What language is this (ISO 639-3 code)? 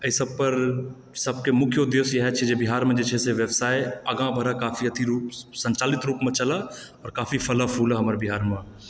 mai